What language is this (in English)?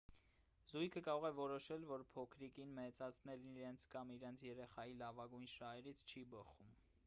Armenian